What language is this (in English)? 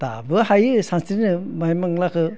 Bodo